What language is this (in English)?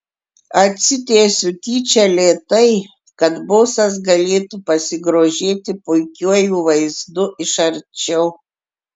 Lithuanian